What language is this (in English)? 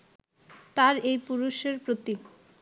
Bangla